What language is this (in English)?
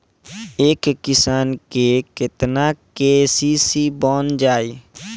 Bhojpuri